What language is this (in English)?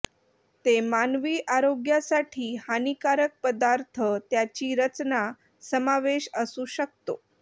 Marathi